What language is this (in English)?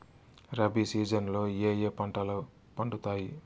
Telugu